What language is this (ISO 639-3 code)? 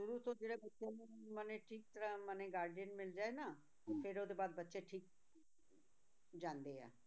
pan